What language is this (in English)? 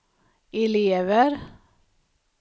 Swedish